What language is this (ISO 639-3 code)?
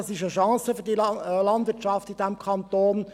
gsw